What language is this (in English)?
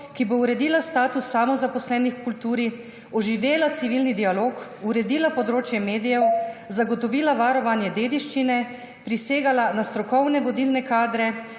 Slovenian